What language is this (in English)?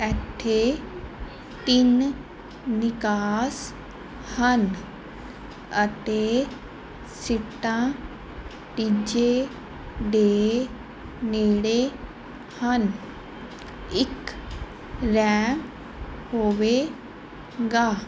Punjabi